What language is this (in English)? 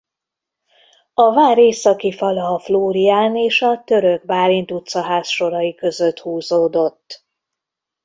Hungarian